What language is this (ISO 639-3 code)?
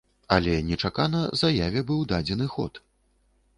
bel